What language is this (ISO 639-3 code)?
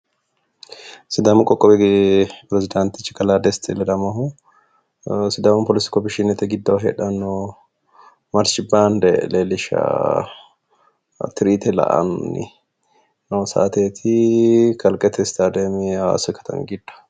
sid